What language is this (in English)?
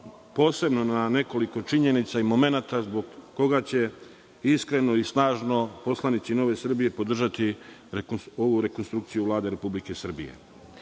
Serbian